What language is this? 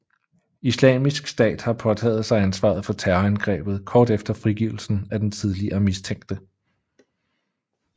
Danish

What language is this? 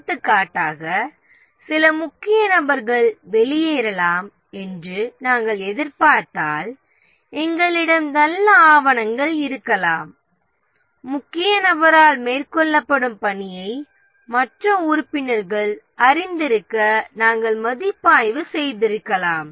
Tamil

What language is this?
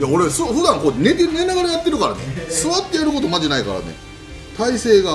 Japanese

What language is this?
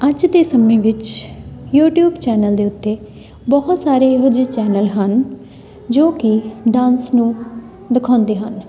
Punjabi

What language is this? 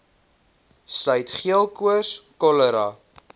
Afrikaans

